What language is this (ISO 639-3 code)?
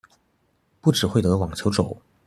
zho